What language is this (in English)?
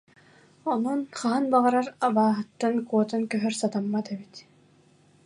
Yakut